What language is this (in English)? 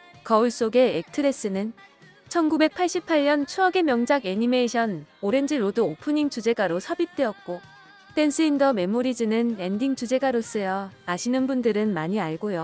Korean